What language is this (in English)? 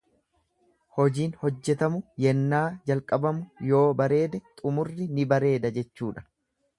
Oromo